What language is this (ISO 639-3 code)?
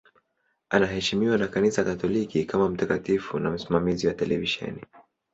swa